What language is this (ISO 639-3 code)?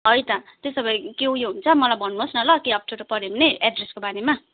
nep